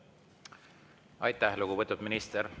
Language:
Estonian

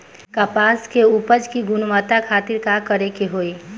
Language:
Bhojpuri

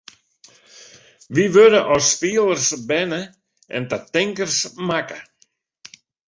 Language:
Western Frisian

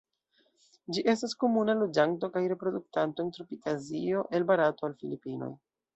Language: Esperanto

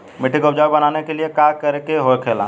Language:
Bhojpuri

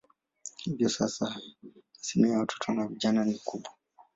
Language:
Swahili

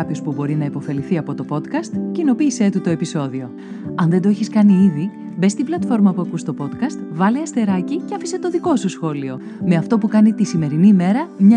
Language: Greek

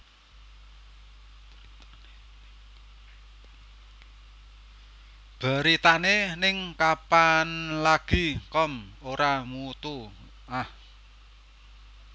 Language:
Javanese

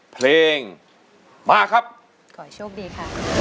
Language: Thai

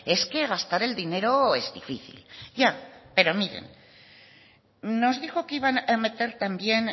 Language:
Spanish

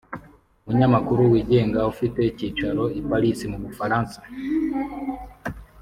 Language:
Kinyarwanda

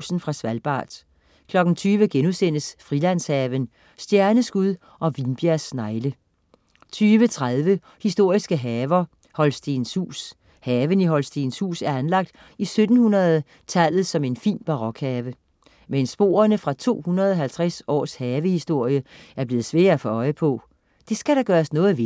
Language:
Danish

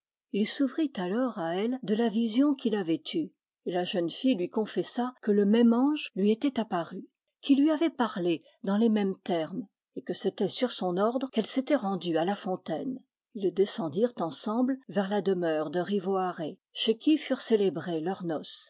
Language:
French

